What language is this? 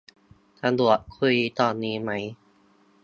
Thai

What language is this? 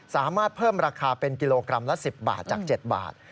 Thai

